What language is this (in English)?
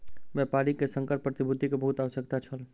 Maithili